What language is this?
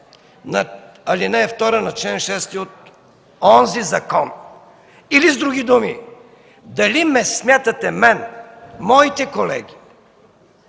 Bulgarian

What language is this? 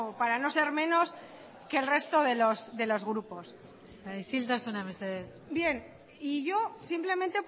Spanish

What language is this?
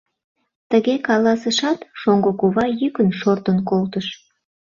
Mari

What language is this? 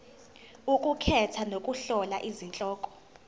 Zulu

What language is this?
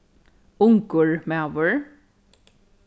Faroese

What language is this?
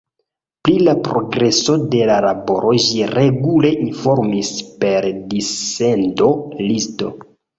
Esperanto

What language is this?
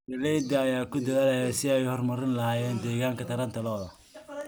Somali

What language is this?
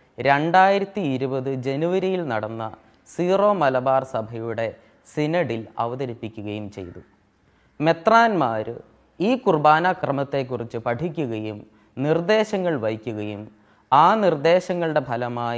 Malayalam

